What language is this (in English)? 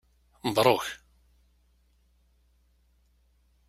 Kabyle